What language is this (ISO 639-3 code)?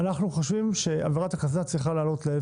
heb